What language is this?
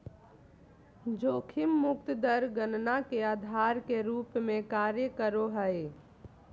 Magahi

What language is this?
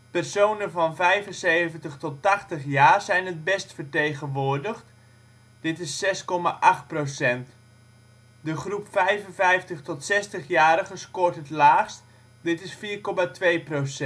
Dutch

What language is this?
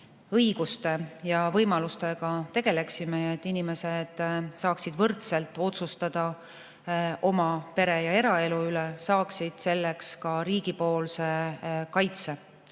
Estonian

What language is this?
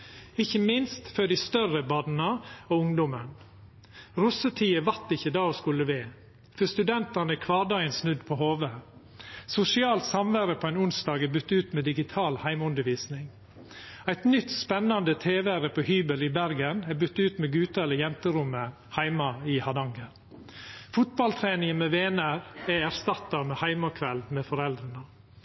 Norwegian Nynorsk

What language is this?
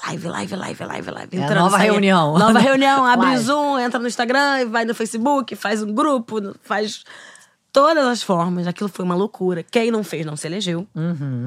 Portuguese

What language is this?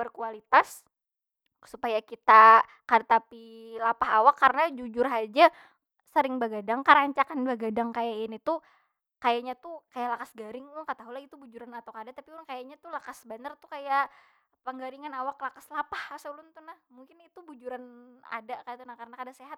Banjar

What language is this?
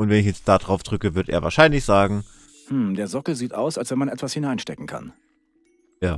German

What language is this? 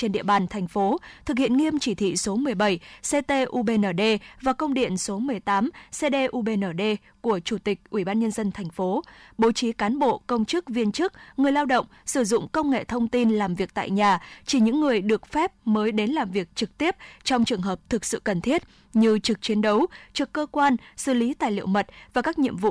Vietnamese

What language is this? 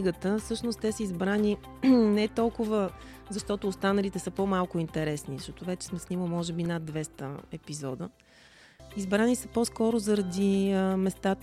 Bulgarian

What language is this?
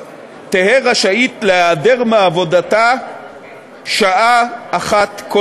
Hebrew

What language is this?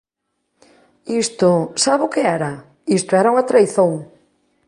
Galician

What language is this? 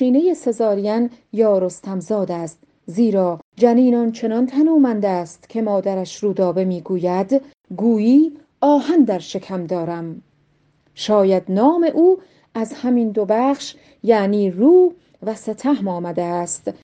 Persian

